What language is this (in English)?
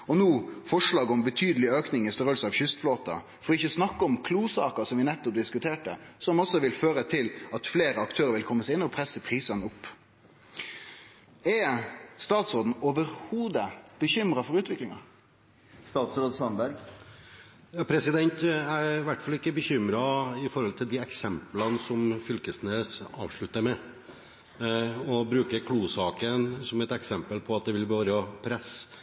Norwegian